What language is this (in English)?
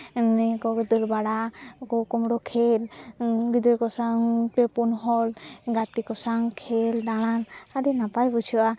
Santali